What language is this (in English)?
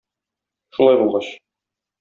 Tatar